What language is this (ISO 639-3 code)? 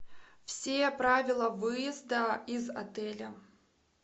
rus